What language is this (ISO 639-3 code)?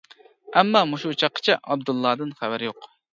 uig